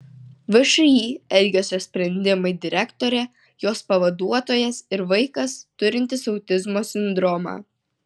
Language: Lithuanian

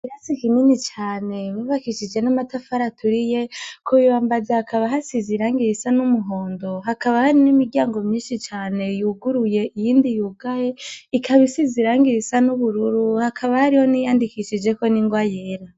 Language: Rundi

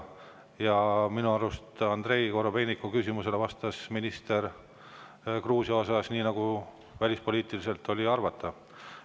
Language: Estonian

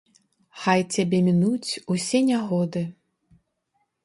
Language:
Belarusian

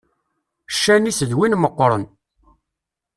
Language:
Kabyle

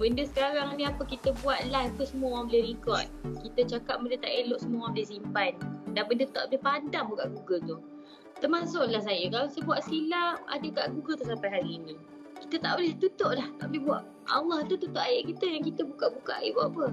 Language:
Malay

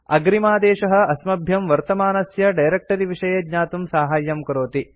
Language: Sanskrit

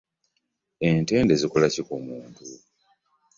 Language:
Ganda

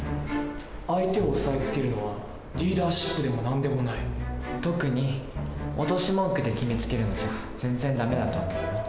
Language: Japanese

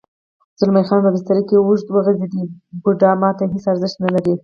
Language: Pashto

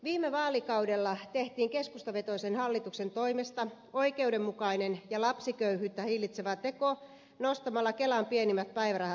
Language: Finnish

